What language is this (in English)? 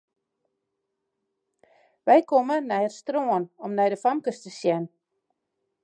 Western Frisian